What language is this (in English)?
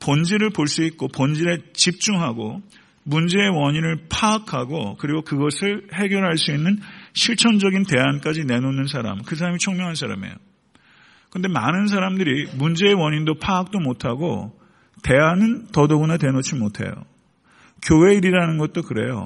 Korean